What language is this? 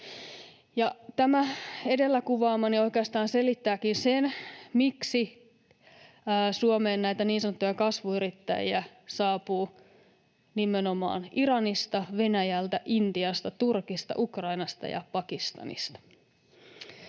Finnish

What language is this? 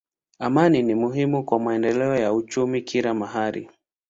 Swahili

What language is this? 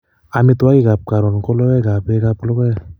Kalenjin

